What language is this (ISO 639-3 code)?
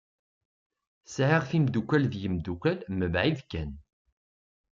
kab